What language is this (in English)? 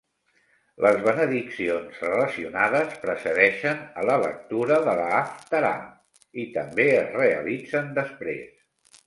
Catalan